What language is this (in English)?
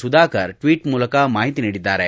Kannada